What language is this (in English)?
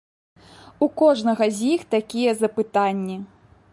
Belarusian